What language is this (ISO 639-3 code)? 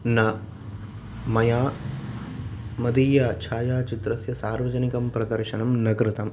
san